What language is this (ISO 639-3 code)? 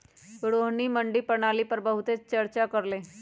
mag